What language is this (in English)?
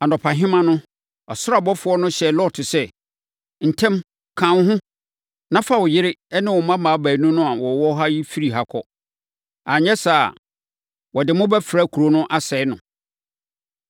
Akan